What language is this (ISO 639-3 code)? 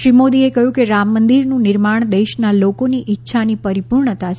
guj